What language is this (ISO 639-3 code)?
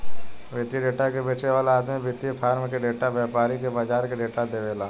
bho